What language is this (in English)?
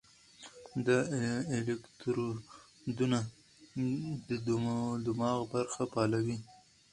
Pashto